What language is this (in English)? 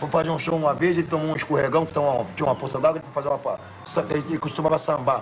Portuguese